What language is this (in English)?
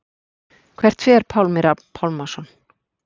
Icelandic